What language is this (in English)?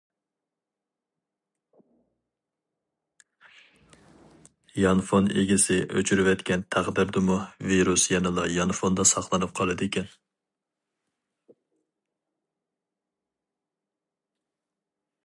Uyghur